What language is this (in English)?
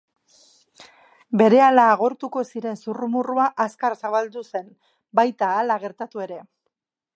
Basque